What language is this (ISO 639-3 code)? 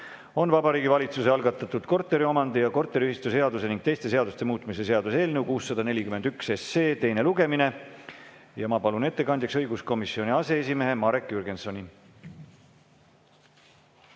est